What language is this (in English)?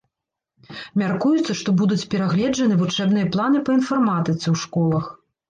Belarusian